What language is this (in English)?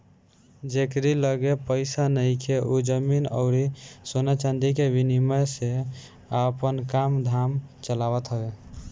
Bhojpuri